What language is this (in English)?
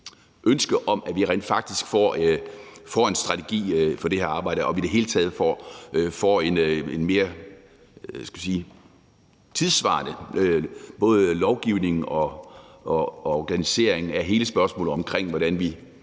Danish